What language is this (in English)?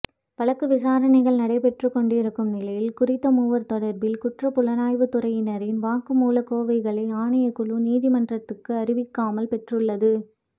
Tamil